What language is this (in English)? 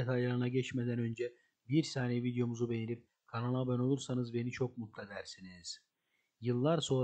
Turkish